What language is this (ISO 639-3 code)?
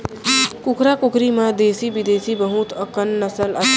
hne